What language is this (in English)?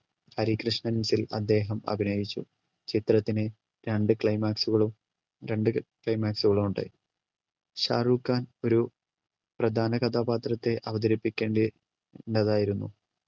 Malayalam